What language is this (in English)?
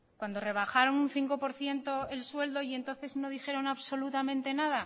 Spanish